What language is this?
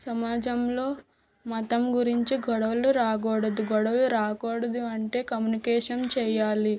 Telugu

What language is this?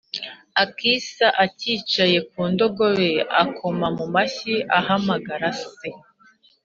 Kinyarwanda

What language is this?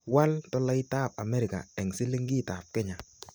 Kalenjin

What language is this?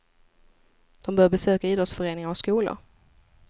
Swedish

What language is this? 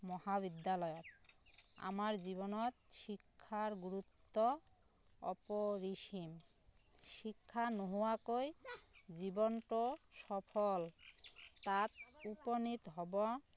Assamese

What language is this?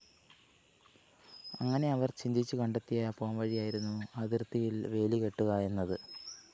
Malayalam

